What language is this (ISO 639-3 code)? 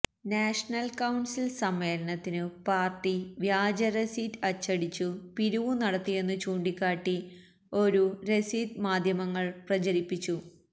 mal